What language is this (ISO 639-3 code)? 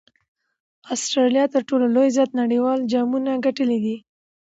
pus